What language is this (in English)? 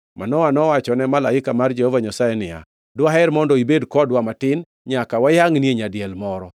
Luo (Kenya and Tanzania)